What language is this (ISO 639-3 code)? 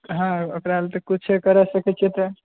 mai